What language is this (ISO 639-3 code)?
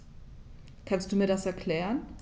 deu